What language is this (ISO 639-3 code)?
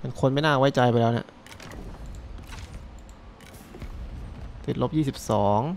tha